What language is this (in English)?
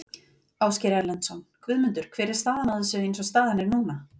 Icelandic